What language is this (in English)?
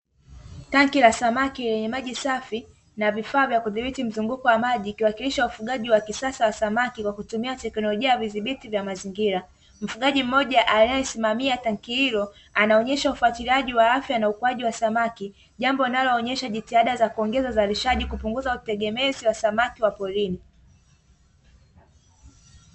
Swahili